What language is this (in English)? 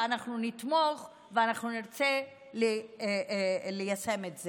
Hebrew